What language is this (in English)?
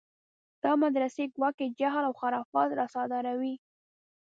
Pashto